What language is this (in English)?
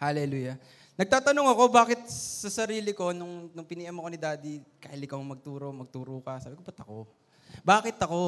Filipino